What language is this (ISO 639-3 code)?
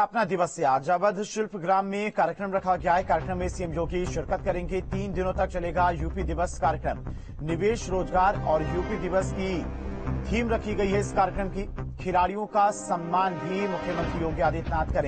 hin